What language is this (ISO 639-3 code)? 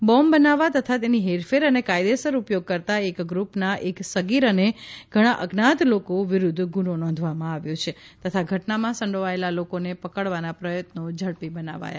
guj